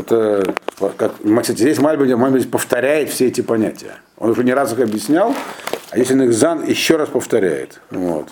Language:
Russian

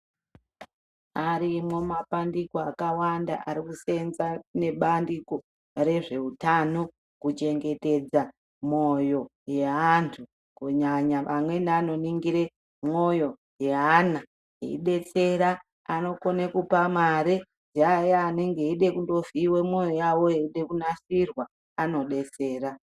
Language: Ndau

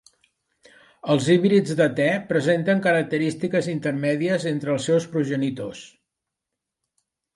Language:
Catalan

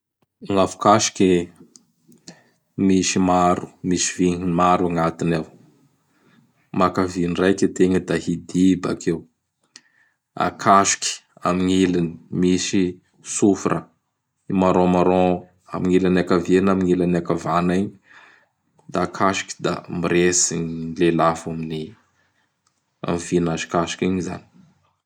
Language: Bara Malagasy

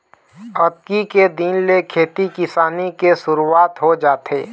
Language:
Chhattisgarhi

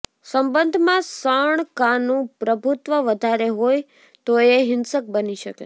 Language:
Gujarati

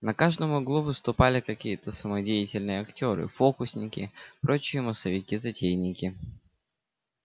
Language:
Russian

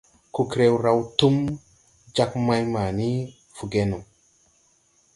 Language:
Tupuri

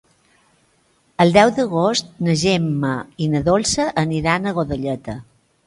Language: Catalan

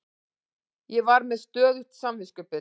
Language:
Icelandic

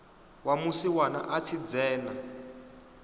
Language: Venda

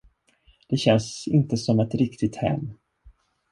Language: Swedish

